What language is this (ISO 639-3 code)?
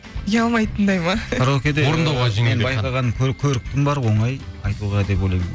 kaz